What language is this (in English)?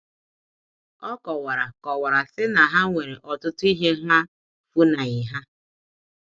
Igbo